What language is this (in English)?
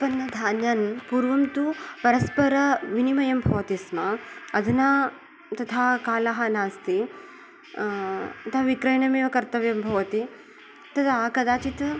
Sanskrit